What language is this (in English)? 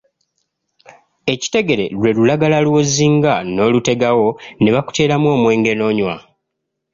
Ganda